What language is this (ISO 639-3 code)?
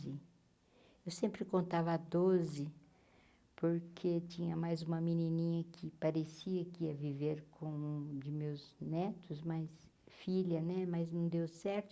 por